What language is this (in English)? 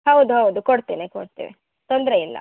Kannada